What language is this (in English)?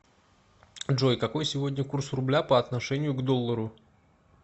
Russian